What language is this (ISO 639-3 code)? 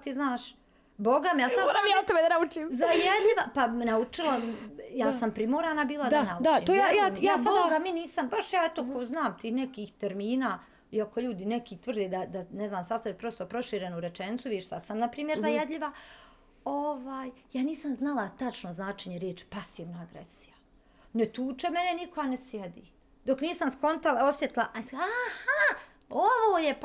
hrv